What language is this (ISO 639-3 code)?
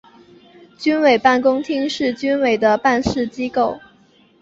zho